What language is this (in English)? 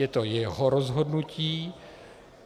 Czech